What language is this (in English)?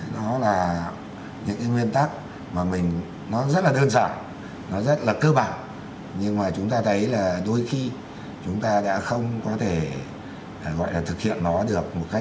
Vietnamese